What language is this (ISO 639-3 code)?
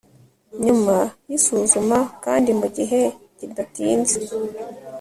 kin